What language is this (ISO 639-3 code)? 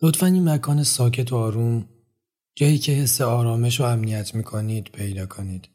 fas